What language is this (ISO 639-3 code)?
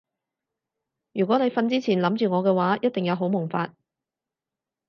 yue